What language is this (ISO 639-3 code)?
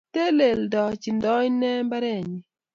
kln